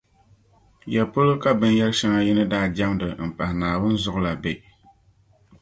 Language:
Dagbani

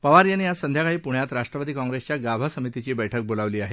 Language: Marathi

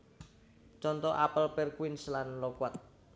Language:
Javanese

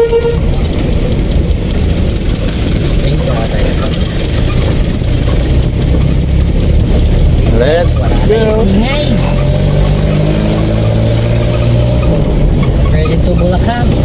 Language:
Filipino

